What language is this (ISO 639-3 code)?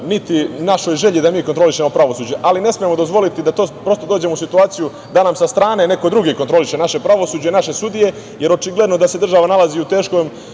srp